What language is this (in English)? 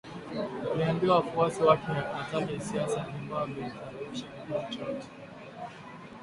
Swahili